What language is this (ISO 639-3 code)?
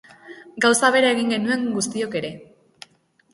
eus